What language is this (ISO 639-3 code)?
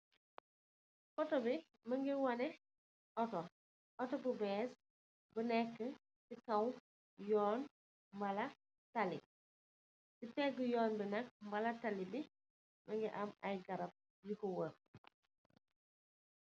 wol